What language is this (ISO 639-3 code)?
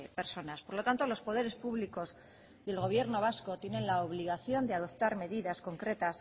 spa